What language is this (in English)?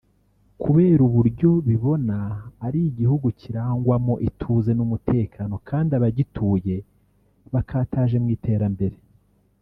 Kinyarwanda